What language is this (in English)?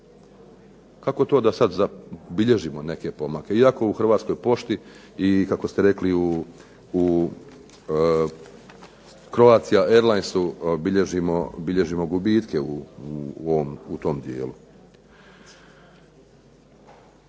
Croatian